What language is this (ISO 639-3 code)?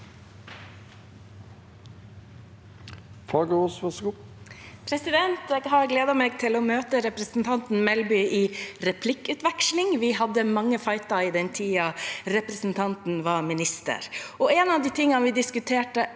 nor